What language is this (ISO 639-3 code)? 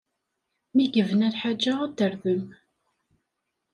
kab